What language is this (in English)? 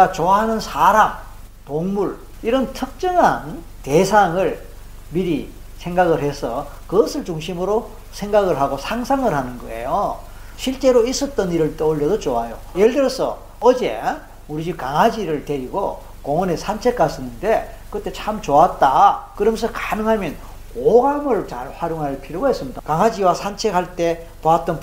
Korean